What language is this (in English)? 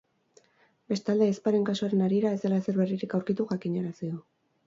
Basque